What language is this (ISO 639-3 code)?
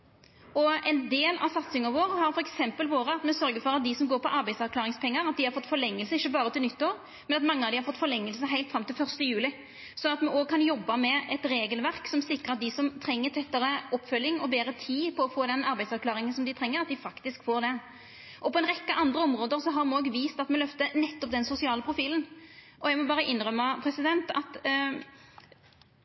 nno